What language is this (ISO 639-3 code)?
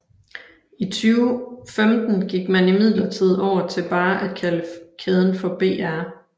dan